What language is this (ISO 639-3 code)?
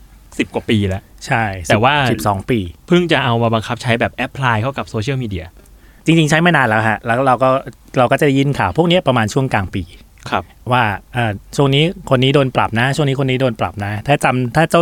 tha